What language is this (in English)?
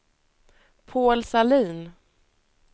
Swedish